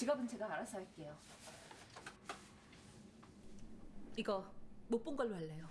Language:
Korean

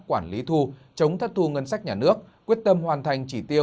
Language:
Vietnamese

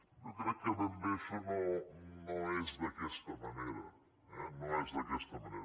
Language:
Catalan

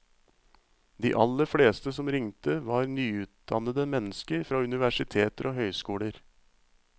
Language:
Norwegian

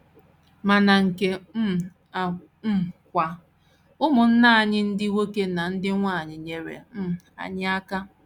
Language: Igbo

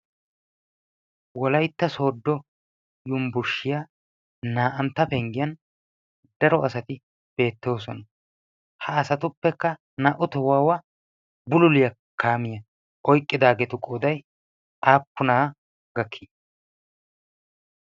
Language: Wolaytta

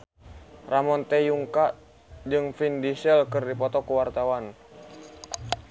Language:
Sundanese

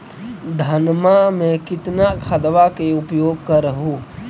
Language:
Magahi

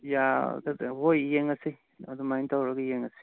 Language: Manipuri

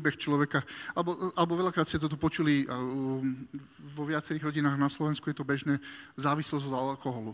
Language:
Slovak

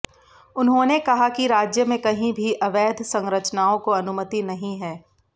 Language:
Hindi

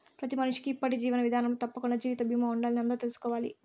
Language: Telugu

